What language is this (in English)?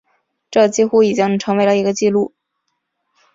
Chinese